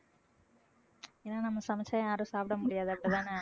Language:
Tamil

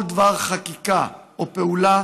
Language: Hebrew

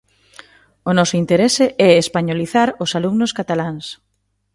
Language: Galician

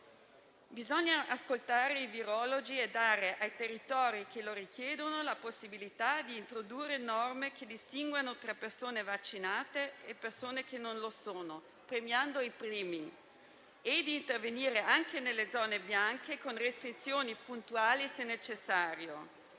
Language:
Italian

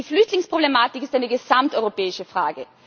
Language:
German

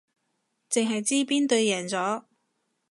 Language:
Cantonese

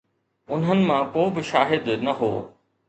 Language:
Sindhi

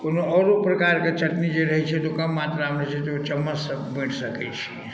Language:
Maithili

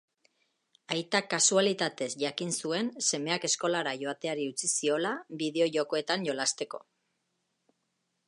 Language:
Basque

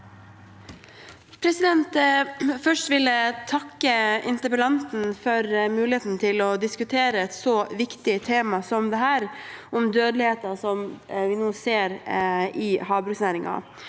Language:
Norwegian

